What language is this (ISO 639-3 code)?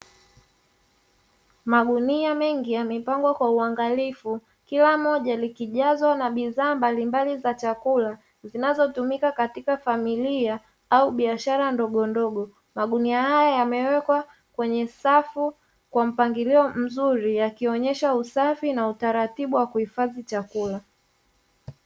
swa